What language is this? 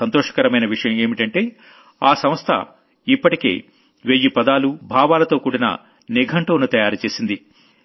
Telugu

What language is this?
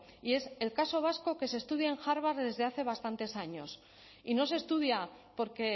Spanish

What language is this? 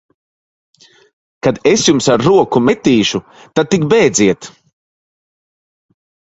Latvian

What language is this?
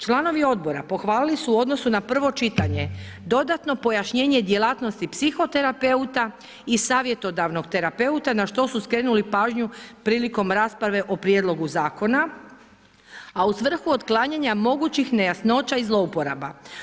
Croatian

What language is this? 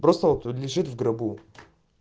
Russian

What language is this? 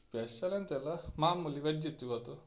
Kannada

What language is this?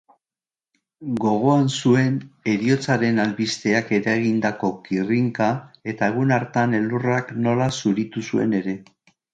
Basque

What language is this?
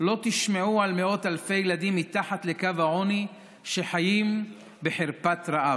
Hebrew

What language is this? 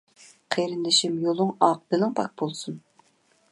Uyghur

